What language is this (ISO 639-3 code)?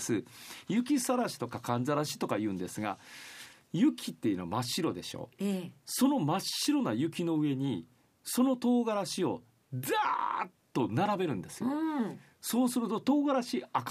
jpn